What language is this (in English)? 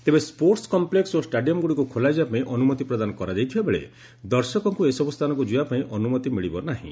Odia